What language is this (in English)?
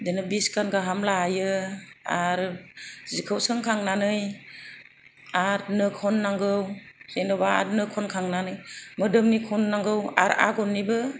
Bodo